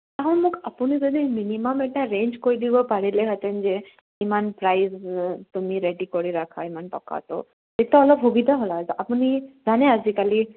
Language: Assamese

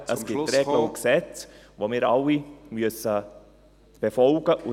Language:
Swiss German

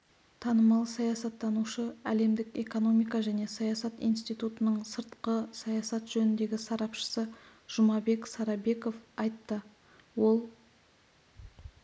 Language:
Kazakh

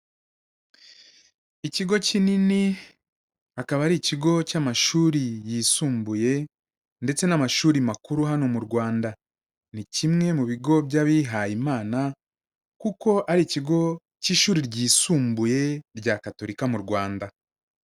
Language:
Kinyarwanda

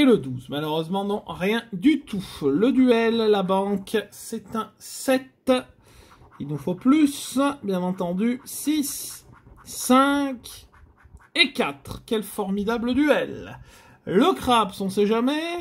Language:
French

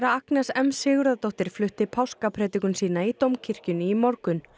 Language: Icelandic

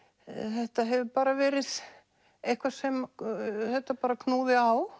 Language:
Icelandic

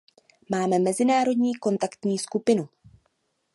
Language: Czech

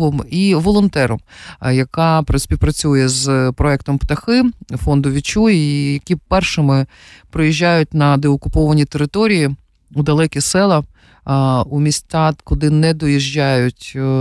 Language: Ukrainian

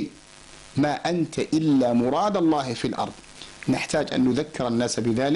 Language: Arabic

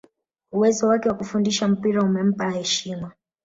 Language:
Swahili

